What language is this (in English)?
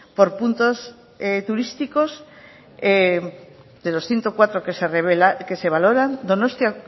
Spanish